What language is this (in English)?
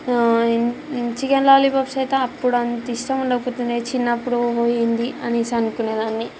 Telugu